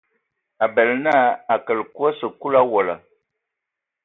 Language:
Ewondo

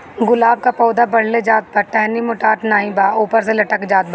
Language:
Bhojpuri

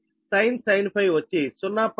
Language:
Telugu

